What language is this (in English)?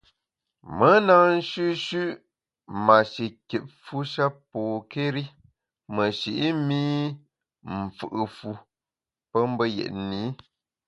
Bamun